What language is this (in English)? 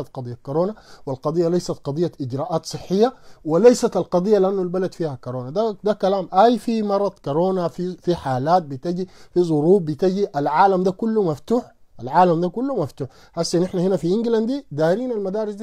Arabic